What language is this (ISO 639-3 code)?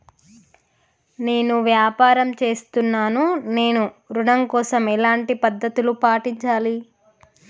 tel